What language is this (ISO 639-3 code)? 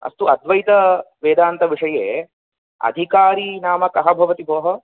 san